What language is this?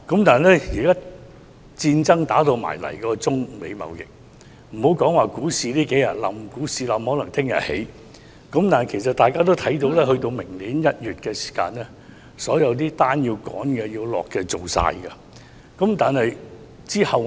Cantonese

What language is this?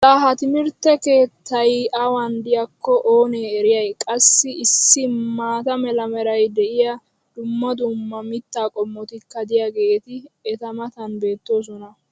Wolaytta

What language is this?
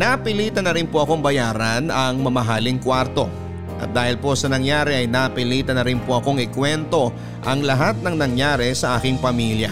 Filipino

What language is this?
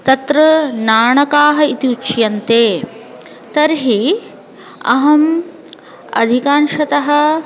Sanskrit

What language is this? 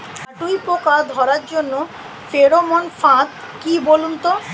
Bangla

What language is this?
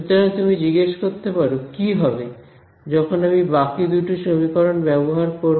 Bangla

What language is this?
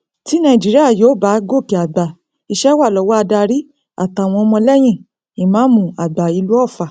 Yoruba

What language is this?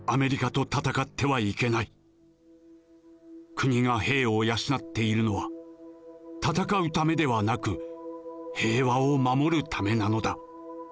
Japanese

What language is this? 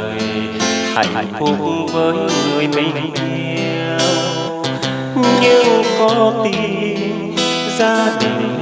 Vietnamese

